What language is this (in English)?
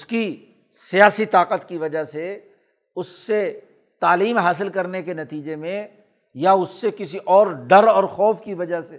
Urdu